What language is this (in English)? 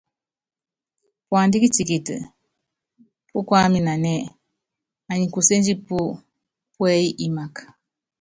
Yangben